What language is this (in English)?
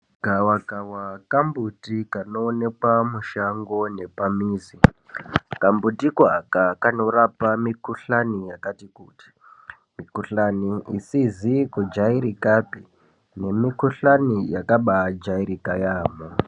Ndau